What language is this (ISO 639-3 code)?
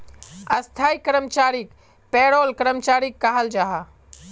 mag